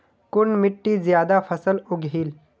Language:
Magahi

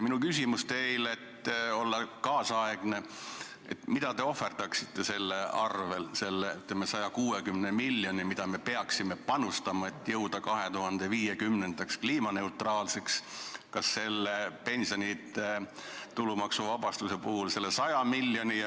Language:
Estonian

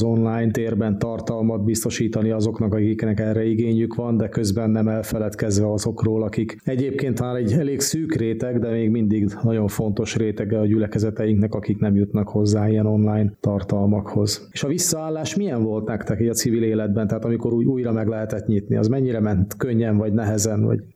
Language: Hungarian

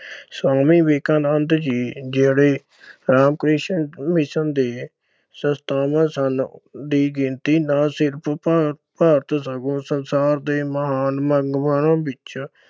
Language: Punjabi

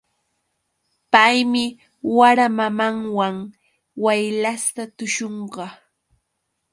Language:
Yauyos Quechua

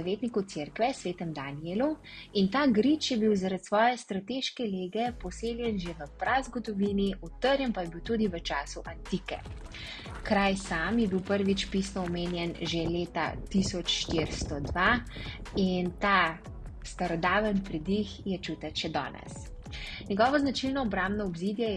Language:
Slovenian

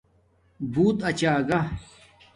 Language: Domaaki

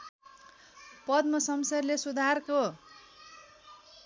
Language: Nepali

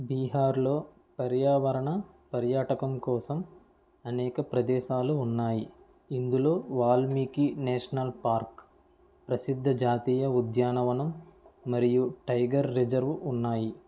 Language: Telugu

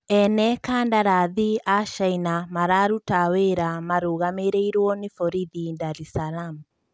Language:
Kikuyu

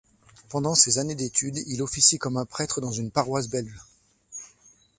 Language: French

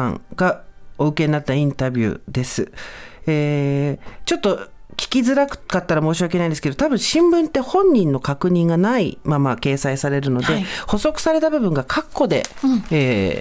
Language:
Japanese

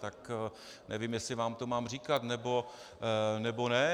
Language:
Czech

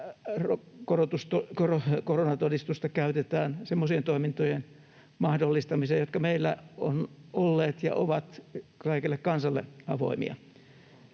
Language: Finnish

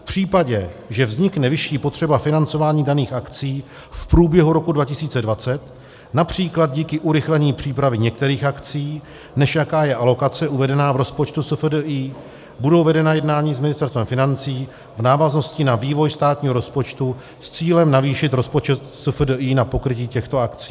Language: Czech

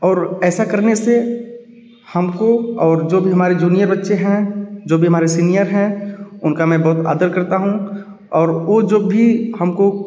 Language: Hindi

